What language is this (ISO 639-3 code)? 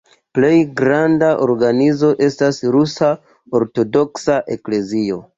epo